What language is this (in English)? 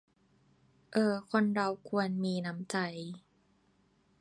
Thai